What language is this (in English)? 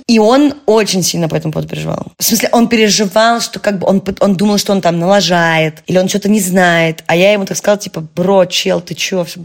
Russian